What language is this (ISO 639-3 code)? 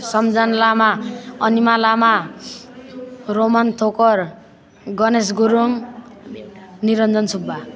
nep